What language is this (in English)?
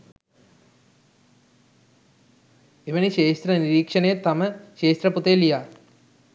Sinhala